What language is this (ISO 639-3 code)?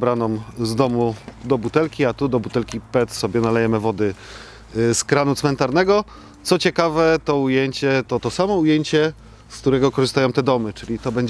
pol